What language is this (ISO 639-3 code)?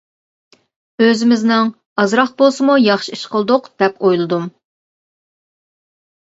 uig